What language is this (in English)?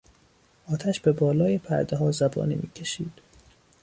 Persian